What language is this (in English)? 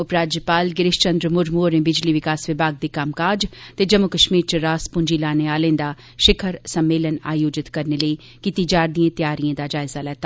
Dogri